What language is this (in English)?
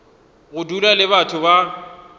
Northern Sotho